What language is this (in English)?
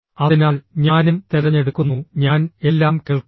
Malayalam